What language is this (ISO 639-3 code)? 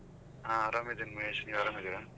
kan